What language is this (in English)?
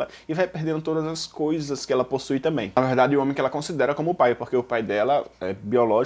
Portuguese